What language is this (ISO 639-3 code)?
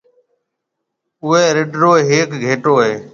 mve